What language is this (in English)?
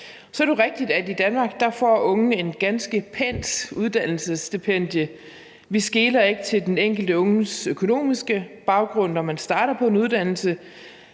Danish